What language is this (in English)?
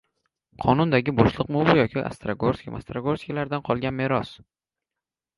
Uzbek